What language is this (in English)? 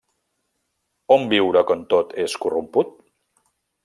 Catalan